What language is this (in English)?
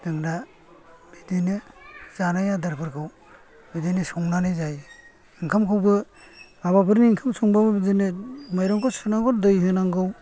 Bodo